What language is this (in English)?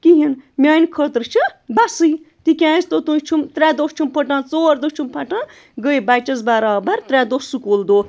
Kashmiri